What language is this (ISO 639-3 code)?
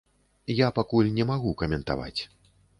bel